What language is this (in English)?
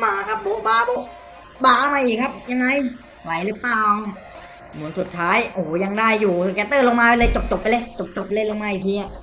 Thai